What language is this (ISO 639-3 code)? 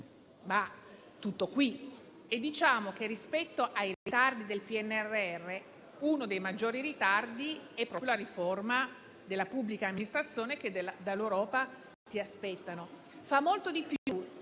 ita